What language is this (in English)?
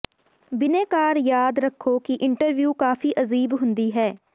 Punjabi